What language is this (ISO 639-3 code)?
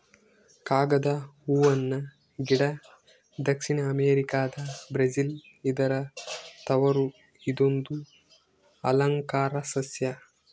kan